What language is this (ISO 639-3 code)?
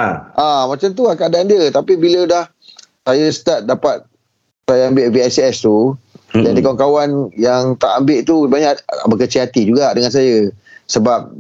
msa